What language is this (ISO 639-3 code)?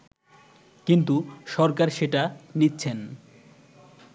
ben